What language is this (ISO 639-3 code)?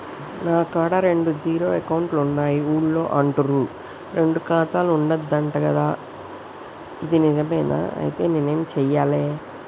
tel